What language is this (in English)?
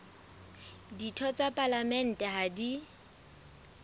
Southern Sotho